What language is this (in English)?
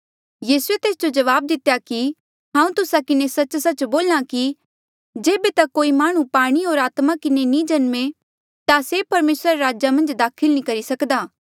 Mandeali